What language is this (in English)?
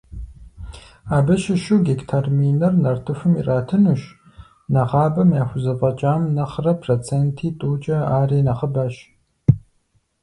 Kabardian